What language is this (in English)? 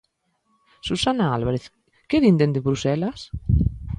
Galician